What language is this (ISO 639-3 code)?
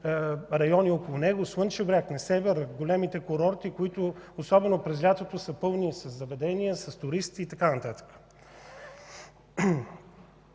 bul